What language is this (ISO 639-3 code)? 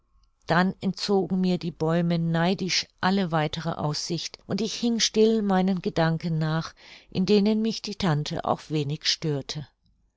deu